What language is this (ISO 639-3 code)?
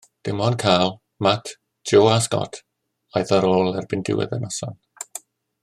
cym